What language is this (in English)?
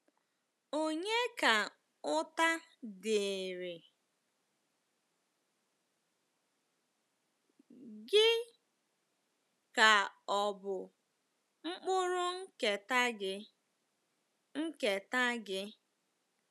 Igbo